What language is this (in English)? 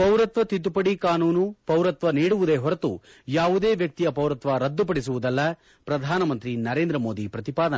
Kannada